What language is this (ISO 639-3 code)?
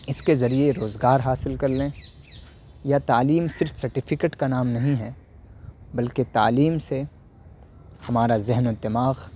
urd